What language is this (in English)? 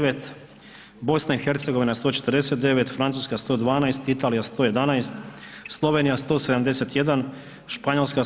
Croatian